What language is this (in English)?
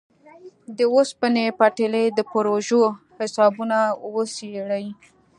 Pashto